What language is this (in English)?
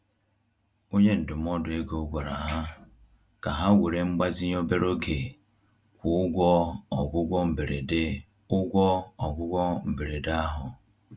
Igbo